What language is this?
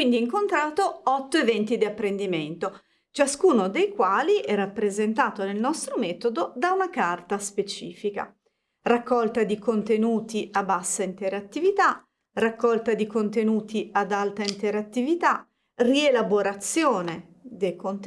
Italian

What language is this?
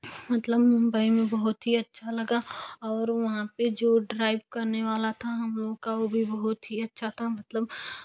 Hindi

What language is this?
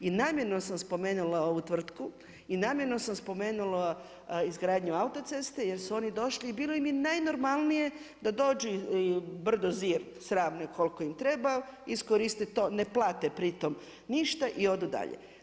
Croatian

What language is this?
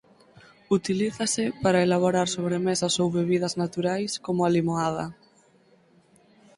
Galician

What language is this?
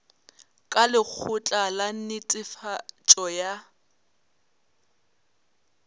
Northern Sotho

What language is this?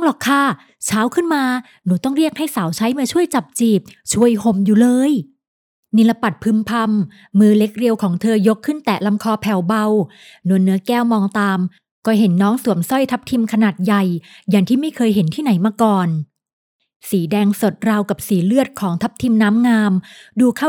Thai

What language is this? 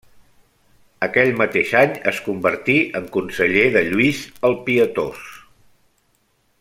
Catalan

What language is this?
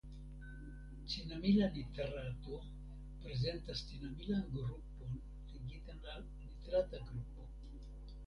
Esperanto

